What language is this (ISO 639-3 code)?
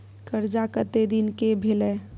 mai